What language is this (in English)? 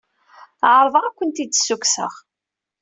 Kabyle